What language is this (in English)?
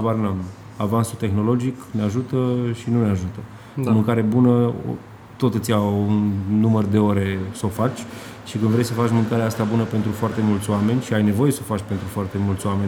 Romanian